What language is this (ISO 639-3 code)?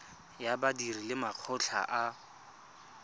tsn